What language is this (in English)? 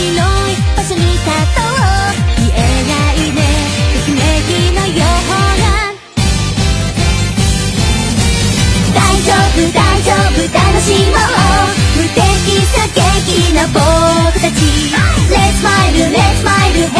Polish